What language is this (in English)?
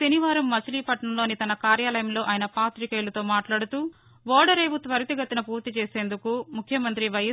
Telugu